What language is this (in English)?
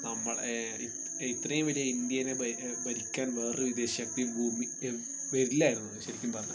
Malayalam